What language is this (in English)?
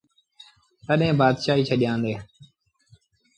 Sindhi Bhil